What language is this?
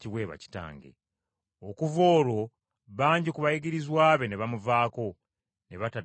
Ganda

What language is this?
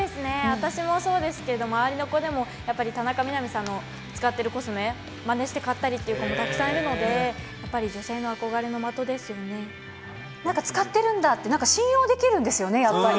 Japanese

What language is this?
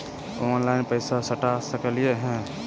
Magahi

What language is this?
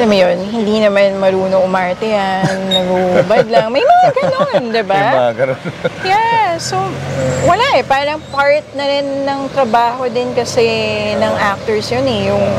Filipino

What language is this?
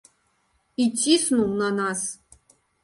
Belarusian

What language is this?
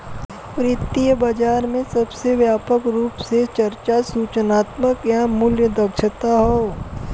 Bhojpuri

